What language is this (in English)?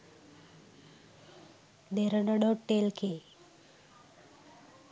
Sinhala